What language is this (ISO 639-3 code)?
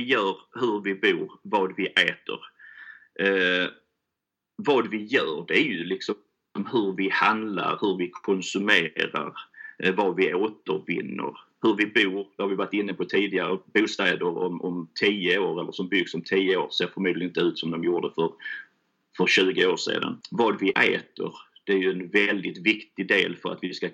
swe